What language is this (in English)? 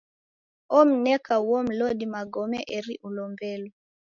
Taita